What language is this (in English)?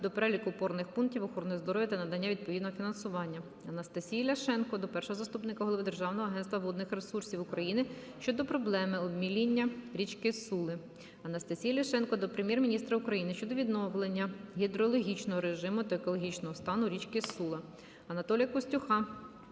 Ukrainian